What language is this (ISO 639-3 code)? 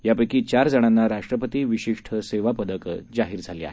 mar